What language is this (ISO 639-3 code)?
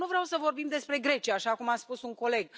ron